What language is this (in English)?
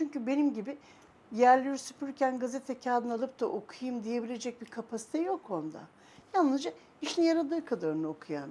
Turkish